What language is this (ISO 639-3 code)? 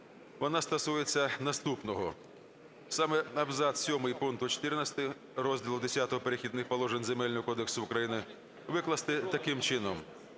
ukr